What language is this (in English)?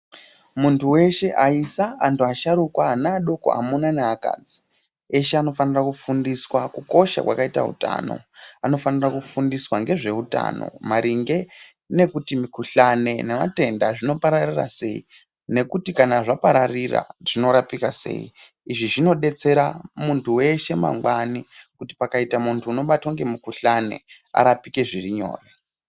Ndau